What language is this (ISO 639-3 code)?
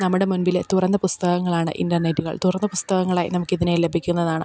mal